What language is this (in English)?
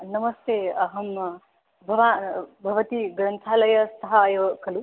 Sanskrit